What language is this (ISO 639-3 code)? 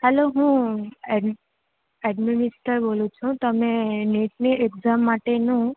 guj